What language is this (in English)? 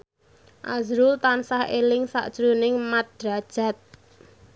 Javanese